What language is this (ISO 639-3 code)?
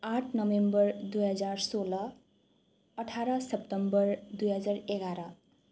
nep